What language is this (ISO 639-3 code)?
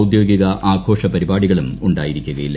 mal